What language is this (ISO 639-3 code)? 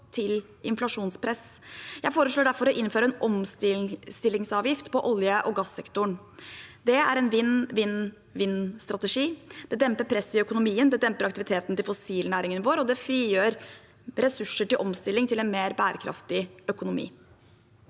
nor